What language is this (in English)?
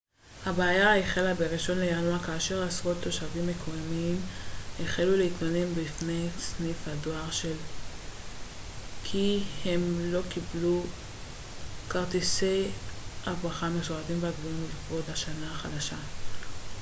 Hebrew